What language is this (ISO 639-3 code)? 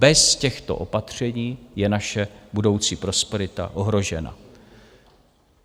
ces